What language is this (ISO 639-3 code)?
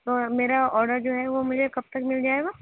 urd